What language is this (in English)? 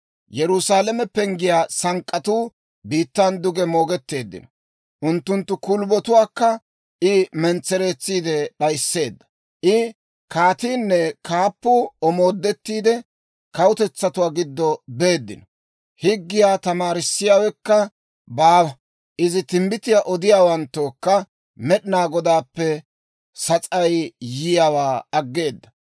Dawro